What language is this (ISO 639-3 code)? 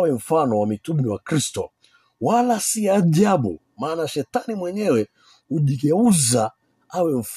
swa